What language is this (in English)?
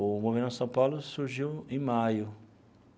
Portuguese